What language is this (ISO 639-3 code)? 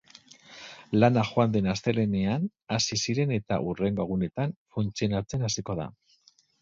eus